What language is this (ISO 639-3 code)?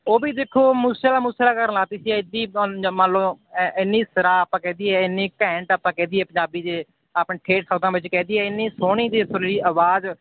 pan